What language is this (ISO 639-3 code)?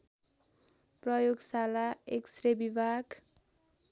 nep